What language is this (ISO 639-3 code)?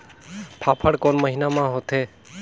hne